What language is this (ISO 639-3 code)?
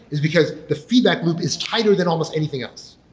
eng